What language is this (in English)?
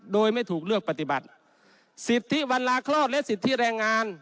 Thai